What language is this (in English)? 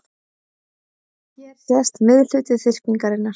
Icelandic